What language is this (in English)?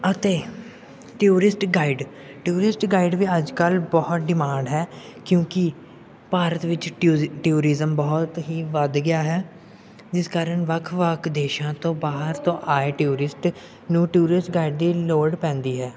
Punjabi